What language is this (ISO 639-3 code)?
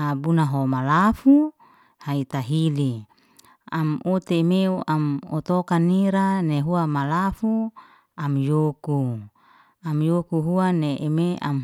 ste